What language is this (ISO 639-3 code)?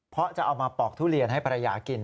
tha